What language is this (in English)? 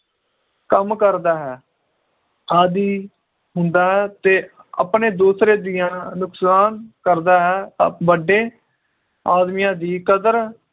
Punjabi